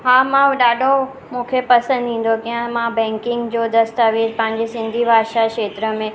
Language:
Sindhi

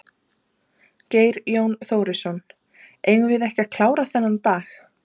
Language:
Icelandic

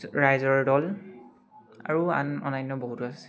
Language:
Assamese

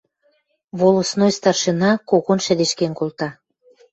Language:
Western Mari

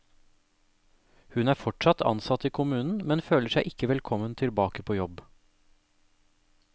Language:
Norwegian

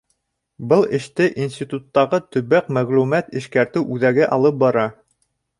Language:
Bashkir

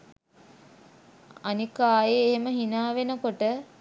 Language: Sinhala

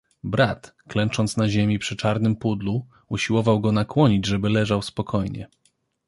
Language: Polish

